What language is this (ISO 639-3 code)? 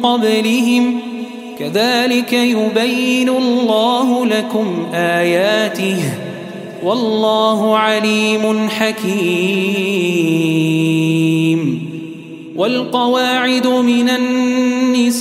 ara